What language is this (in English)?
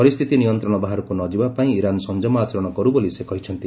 Odia